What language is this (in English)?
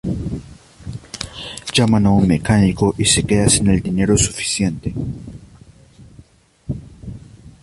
Spanish